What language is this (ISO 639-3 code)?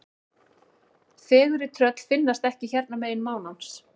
isl